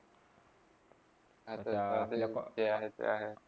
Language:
Marathi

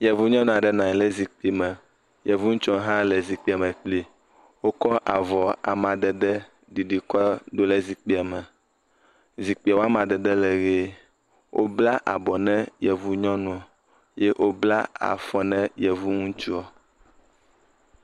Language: Ewe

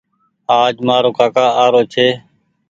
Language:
Goaria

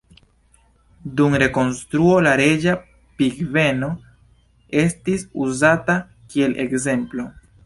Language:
Esperanto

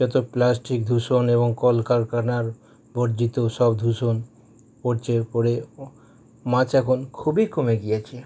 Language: Bangla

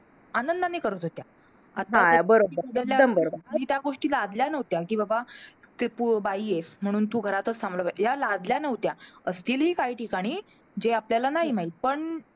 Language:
Marathi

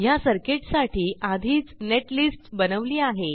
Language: Marathi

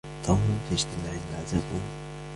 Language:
Arabic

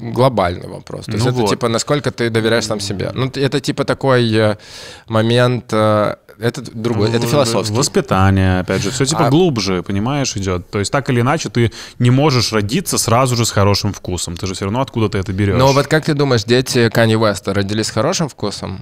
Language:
Russian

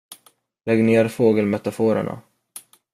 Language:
Swedish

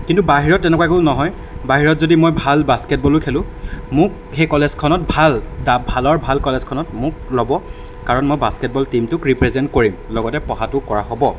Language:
Assamese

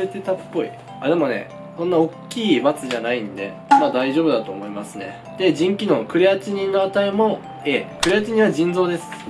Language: Japanese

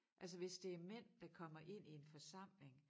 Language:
Danish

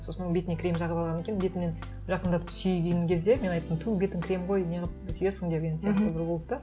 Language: Kazakh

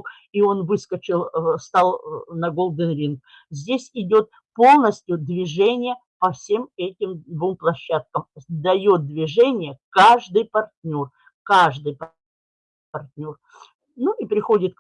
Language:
Russian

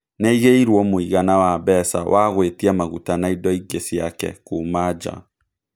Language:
Kikuyu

